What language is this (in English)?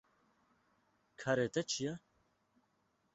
Kurdish